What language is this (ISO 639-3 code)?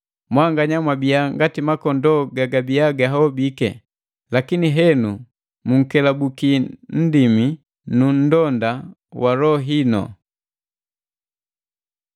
mgv